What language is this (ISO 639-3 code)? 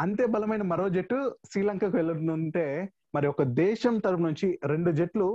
tel